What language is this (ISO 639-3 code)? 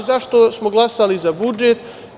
srp